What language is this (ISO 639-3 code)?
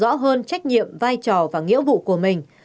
vie